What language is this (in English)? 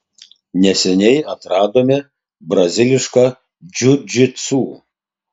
Lithuanian